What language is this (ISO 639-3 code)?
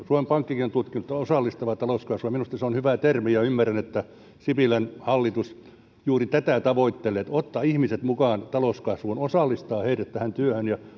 fin